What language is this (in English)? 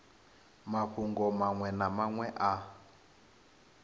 Venda